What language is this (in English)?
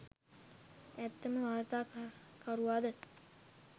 Sinhala